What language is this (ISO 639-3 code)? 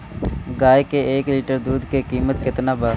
bho